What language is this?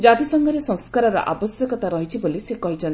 Odia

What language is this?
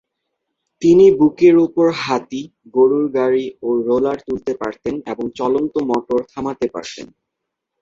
Bangla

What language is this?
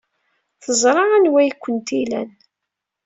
Kabyle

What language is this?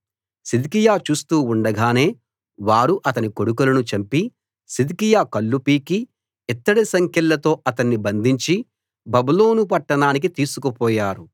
Telugu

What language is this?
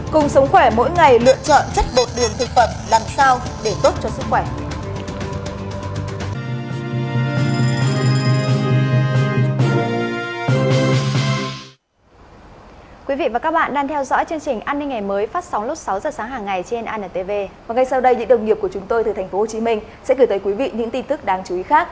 Vietnamese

